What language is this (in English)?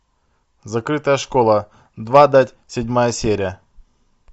Russian